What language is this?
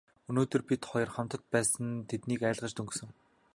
Mongolian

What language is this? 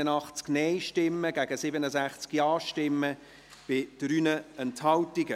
Swiss German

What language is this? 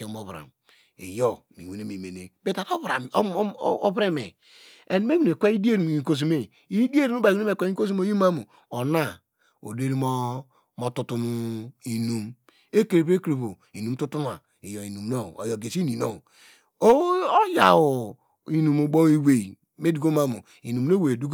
Degema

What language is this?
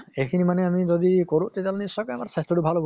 Assamese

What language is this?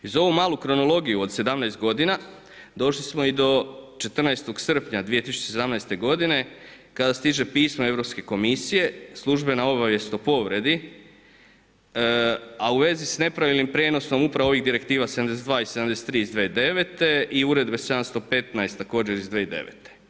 Croatian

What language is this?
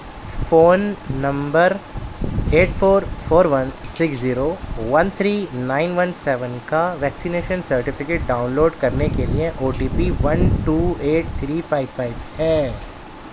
Urdu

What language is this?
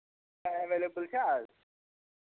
Kashmiri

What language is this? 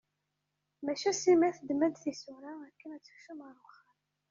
Kabyle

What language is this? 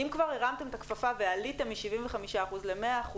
Hebrew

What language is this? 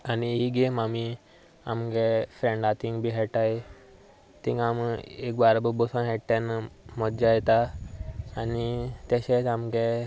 Konkani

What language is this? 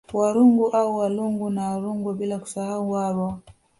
Swahili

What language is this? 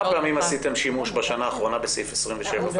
Hebrew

